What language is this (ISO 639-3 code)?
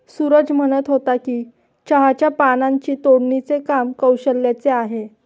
mar